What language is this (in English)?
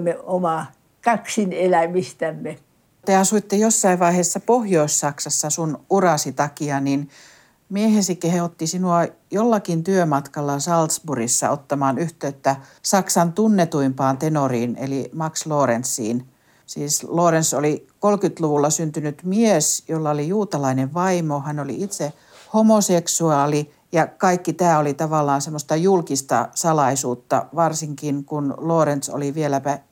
Finnish